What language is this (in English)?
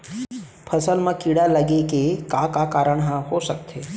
Chhattisgarhi